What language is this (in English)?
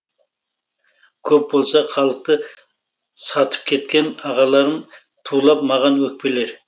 Kazakh